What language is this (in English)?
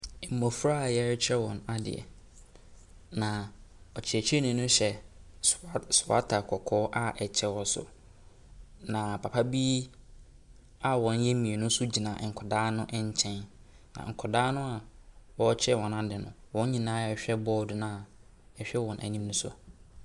Akan